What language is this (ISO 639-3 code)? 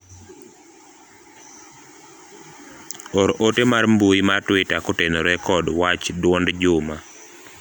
luo